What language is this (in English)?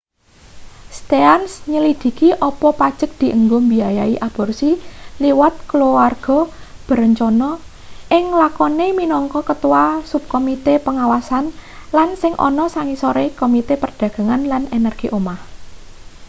Javanese